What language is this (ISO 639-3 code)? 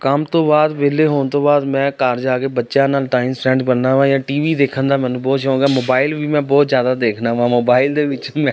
pan